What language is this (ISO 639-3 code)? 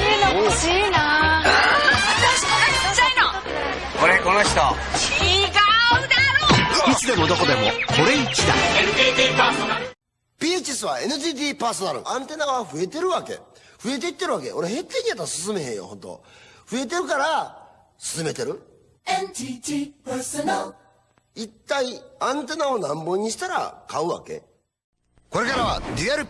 jpn